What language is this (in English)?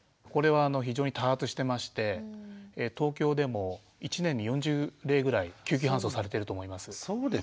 Japanese